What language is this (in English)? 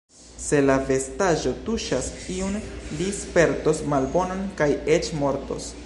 Esperanto